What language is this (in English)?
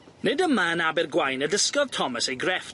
Welsh